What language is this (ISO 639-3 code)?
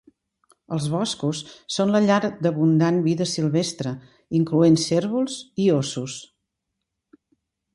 cat